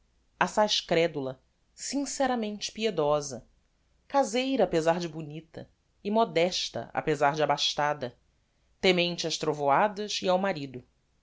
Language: Portuguese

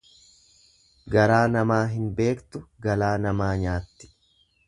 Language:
Oromo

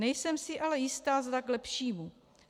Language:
Czech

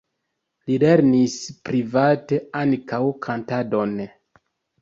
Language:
Esperanto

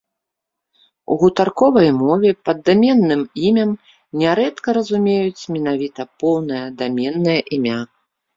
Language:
Belarusian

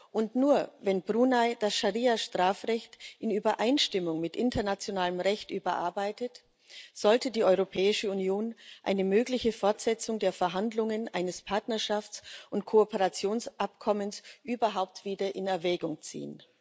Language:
German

